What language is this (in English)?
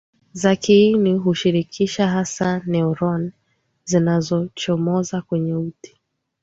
Swahili